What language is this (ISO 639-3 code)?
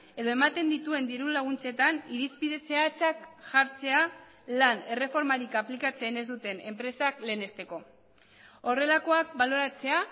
eus